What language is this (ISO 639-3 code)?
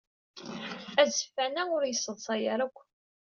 kab